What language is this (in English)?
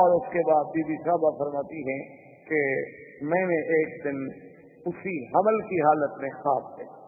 Urdu